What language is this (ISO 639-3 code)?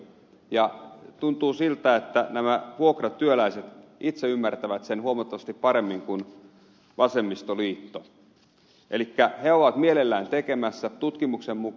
fin